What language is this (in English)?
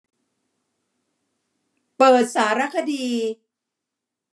Thai